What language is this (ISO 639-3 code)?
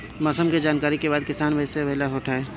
bho